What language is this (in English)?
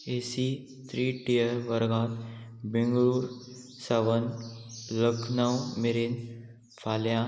Konkani